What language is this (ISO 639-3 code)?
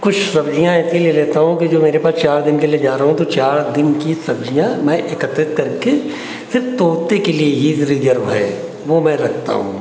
hin